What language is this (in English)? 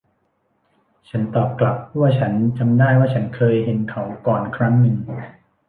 Thai